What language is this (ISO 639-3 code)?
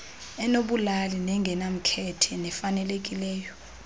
xho